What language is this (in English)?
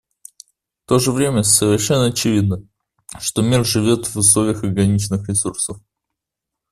Russian